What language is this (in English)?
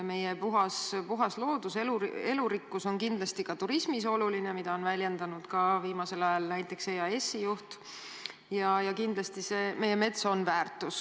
Estonian